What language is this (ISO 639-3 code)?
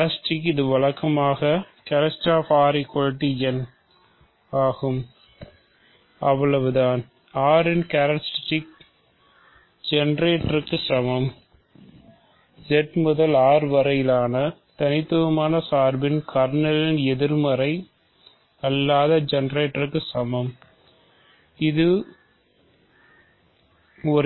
tam